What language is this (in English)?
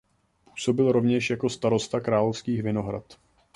Czech